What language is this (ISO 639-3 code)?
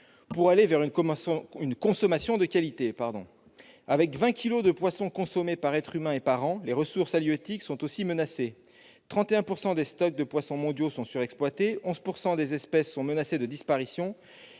fra